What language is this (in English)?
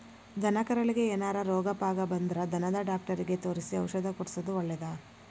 Kannada